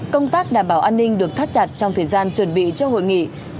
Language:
Vietnamese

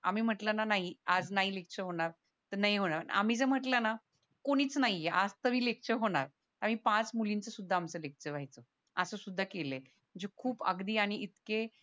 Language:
Marathi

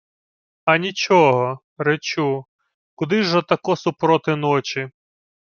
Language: Ukrainian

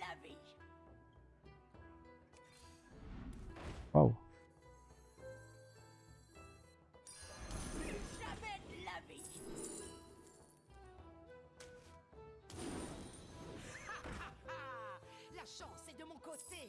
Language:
French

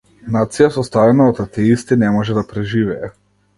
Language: Macedonian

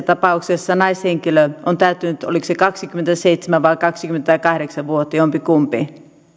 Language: Finnish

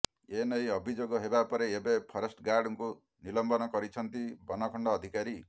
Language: Odia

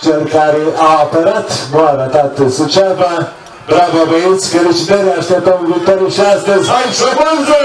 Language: Romanian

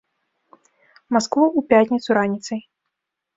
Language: Belarusian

